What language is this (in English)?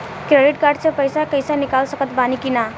Bhojpuri